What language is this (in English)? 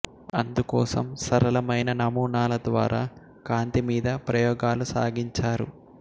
Telugu